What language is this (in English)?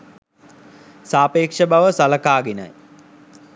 Sinhala